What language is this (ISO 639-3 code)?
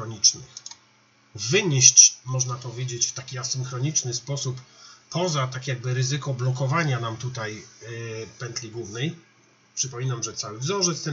pol